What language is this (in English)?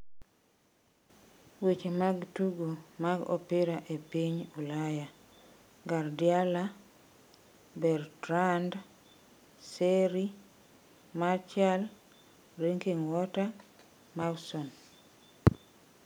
Luo (Kenya and Tanzania)